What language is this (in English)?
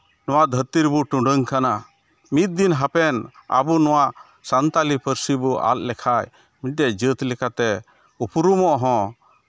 Santali